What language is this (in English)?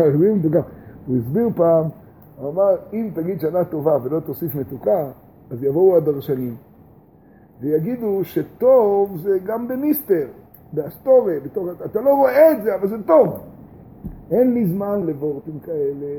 Hebrew